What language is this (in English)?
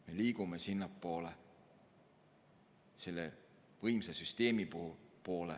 Estonian